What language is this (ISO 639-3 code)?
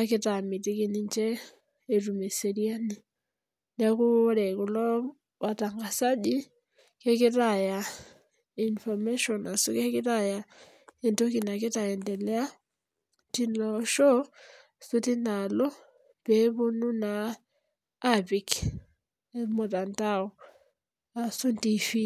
mas